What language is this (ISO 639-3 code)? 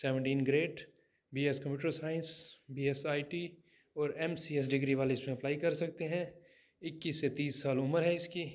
hin